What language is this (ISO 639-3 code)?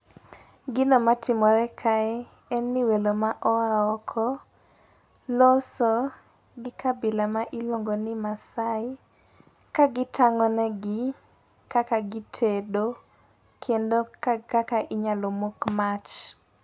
luo